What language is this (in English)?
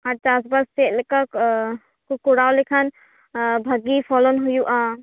Santali